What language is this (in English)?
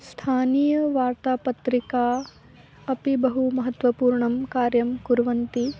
Sanskrit